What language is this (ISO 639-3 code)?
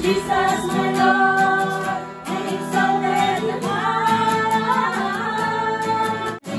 eng